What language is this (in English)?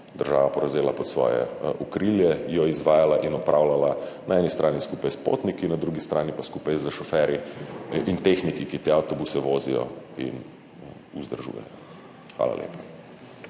Slovenian